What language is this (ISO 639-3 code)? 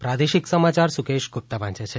guj